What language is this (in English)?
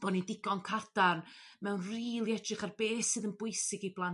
Welsh